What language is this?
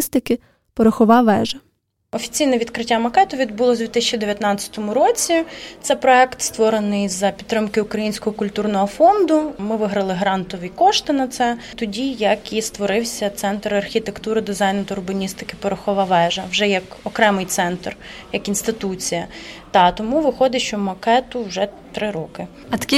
Ukrainian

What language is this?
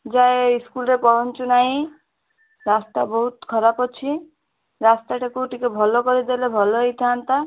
Odia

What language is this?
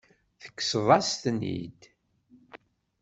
Kabyle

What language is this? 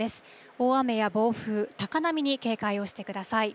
Japanese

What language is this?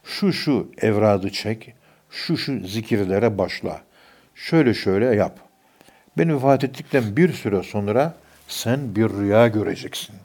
Turkish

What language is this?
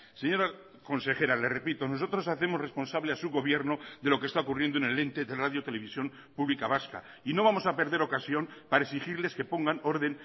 Spanish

